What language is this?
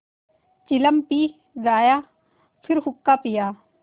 Hindi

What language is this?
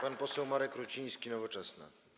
Polish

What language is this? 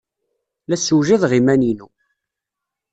Kabyle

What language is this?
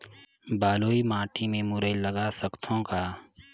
Chhattisgarhi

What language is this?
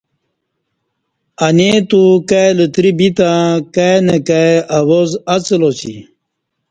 Kati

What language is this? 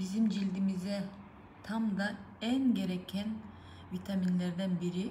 Turkish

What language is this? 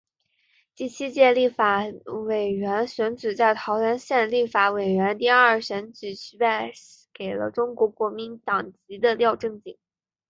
Chinese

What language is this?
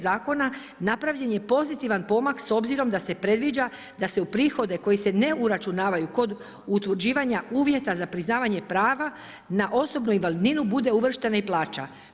Croatian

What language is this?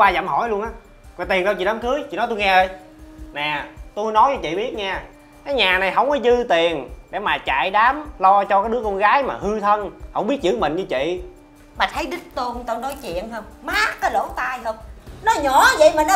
Vietnamese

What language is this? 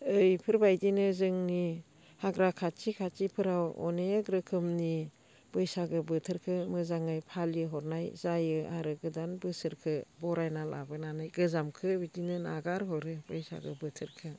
Bodo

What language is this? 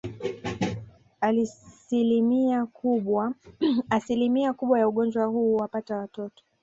Swahili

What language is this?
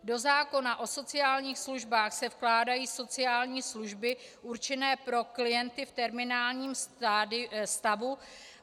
Czech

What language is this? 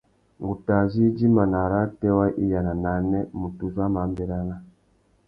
Tuki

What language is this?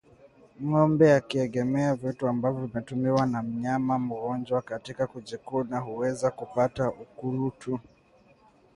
Swahili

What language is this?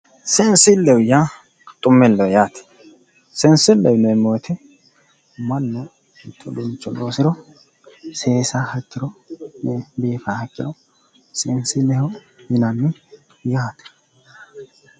Sidamo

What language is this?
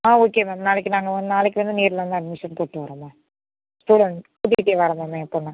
Tamil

